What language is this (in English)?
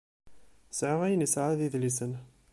Kabyle